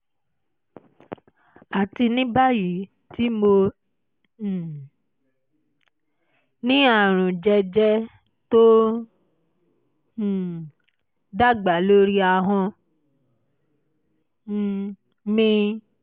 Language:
Yoruba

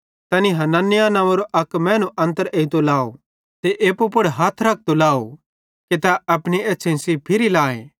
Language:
Bhadrawahi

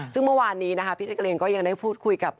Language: Thai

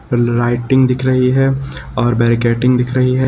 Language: Hindi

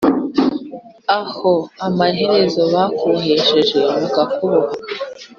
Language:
Kinyarwanda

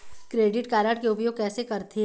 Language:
Chhattisgarhi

